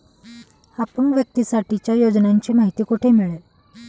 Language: Marathi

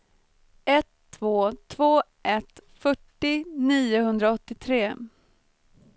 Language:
Swedish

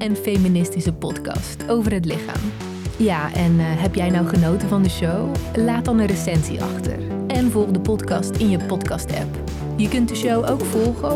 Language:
Dutch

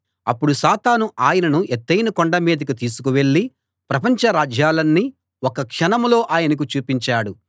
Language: Telugu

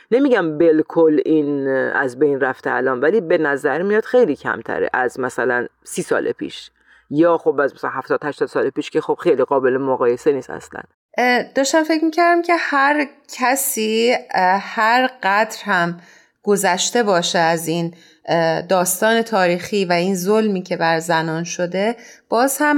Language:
Persian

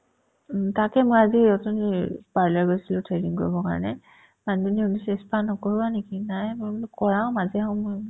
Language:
Assamese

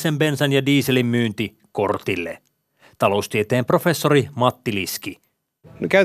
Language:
Finnish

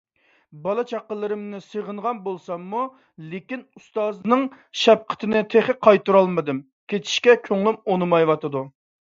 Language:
Uyghur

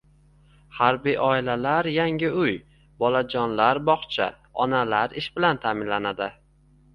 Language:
Uzbek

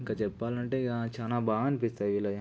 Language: Telugu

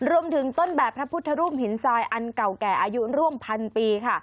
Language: Thai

